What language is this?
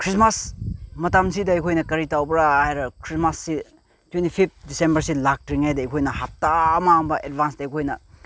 Manipuri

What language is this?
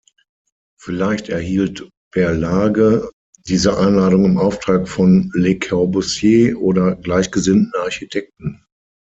German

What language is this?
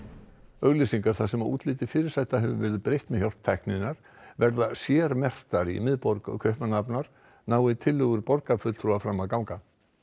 Icelandic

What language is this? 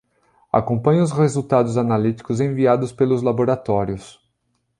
Portuguese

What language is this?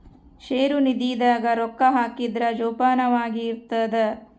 Kannada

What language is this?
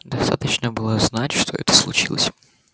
Russian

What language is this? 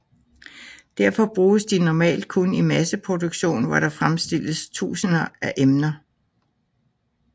Danish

